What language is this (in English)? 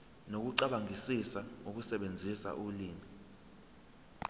Zulu